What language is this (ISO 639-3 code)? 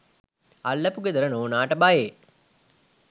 sin